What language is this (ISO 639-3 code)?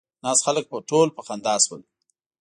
pus